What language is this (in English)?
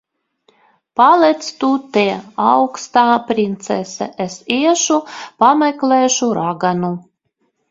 Latvian